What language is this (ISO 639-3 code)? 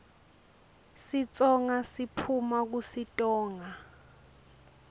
ssw